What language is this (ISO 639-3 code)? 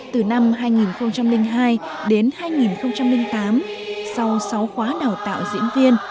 vie